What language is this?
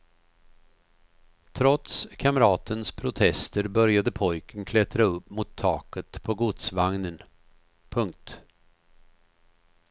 Swedish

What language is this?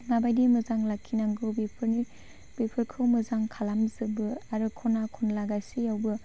Bodo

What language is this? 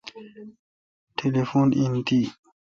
Kalkoti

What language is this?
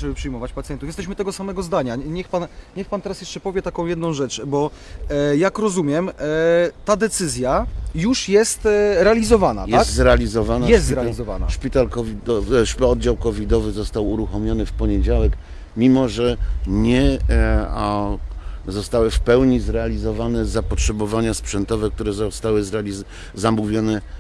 Polish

